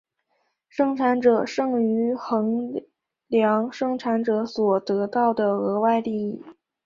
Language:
Chinese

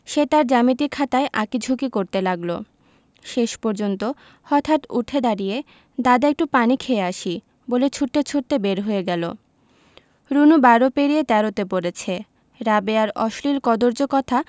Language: Bangla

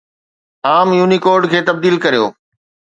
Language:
Sindhi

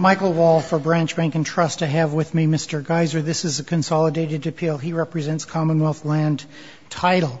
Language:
English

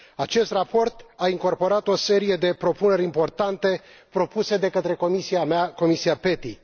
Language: Romanian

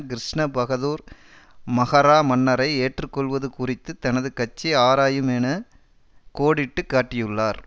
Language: Tamil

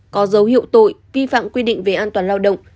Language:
Vietnamese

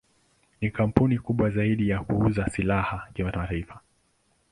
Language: Swahili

